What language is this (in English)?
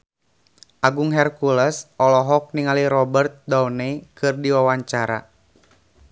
Sundanese